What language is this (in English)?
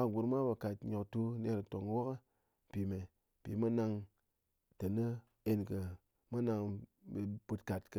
Ngas